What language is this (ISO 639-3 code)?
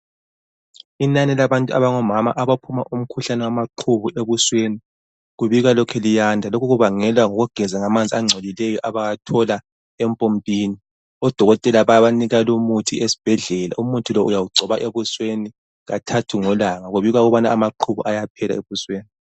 nde